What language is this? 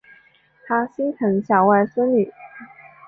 Chinese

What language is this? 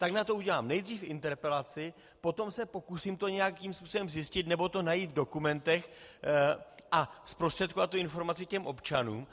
Czech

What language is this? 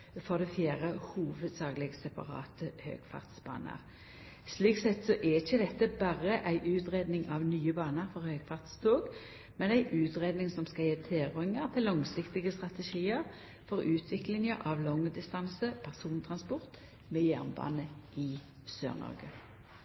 Norwegian Nynorsk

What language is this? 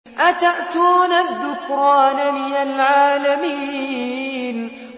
Arabic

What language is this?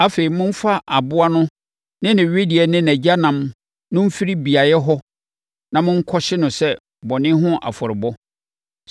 Akan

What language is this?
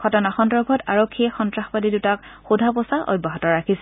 Assamese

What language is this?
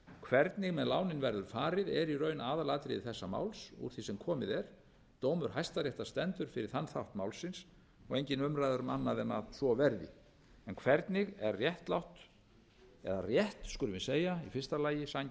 Icelandic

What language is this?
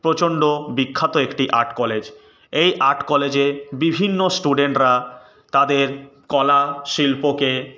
Bangla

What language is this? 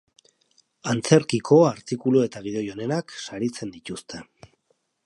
Basque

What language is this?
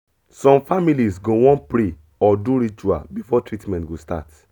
Nigerian Pidgin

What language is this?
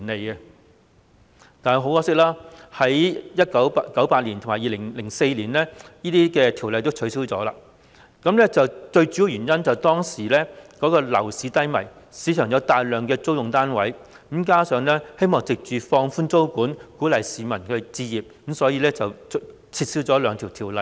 Cantonese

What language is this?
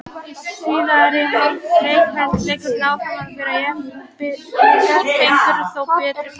Icelandic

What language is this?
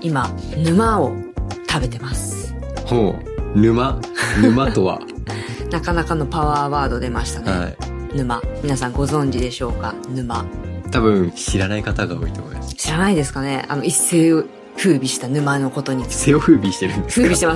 Japanese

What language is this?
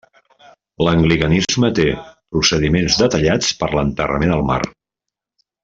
Catalan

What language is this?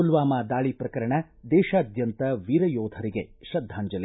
Kannada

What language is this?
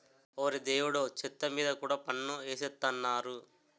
Telugu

